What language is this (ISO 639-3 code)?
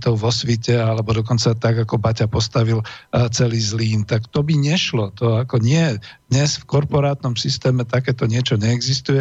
slk